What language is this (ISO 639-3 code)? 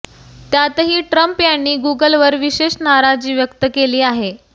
mar